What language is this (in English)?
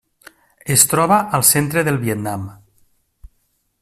Catalan